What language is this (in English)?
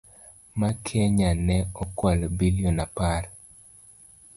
Luo (Kenya and Tanzania)